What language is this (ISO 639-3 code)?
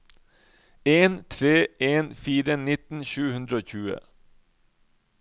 nor